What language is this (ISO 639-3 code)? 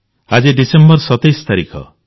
ori